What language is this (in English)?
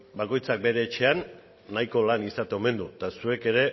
Basque